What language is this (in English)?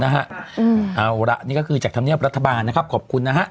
Thai